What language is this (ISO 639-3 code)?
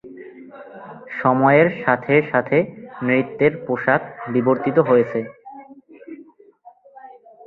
ben